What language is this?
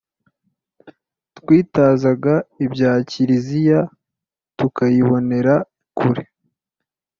Kinyarwanda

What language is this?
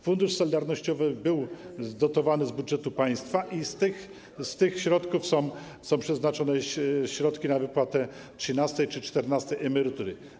Polish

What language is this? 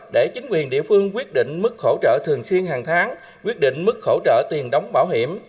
Vietnamese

